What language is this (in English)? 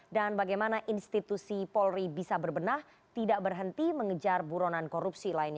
Indonesian